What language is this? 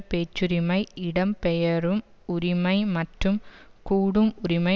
Tamil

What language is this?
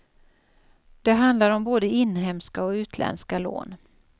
Swedish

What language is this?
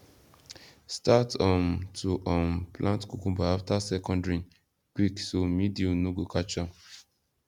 Nigerian Pidgin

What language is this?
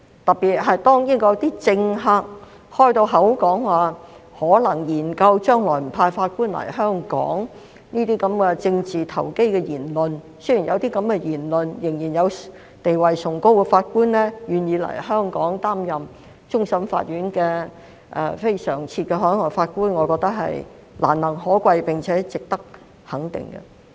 Cantonese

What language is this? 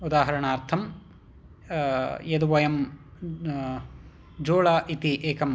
Sanskrit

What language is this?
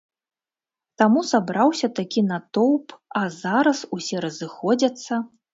Belarusian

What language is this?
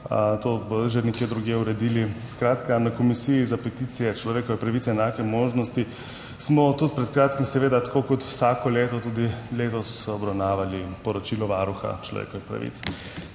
Slovenian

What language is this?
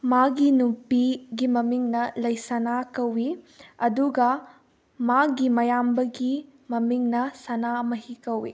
Manipuri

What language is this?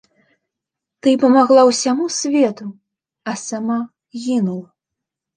Belarusian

